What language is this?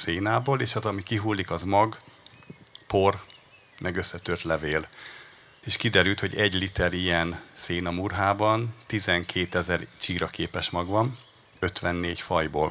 Hungarian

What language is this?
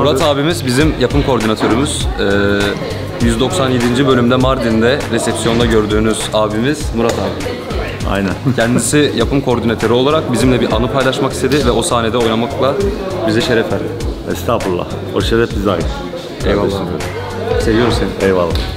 Turkish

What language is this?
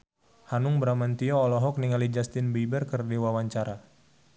Sundanese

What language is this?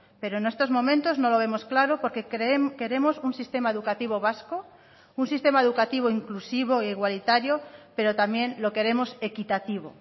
Spanish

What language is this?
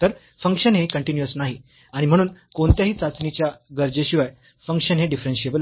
Marathi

